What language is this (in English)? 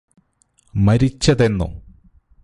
Malayalam